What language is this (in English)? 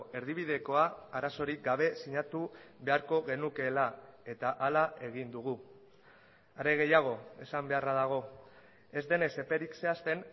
Basque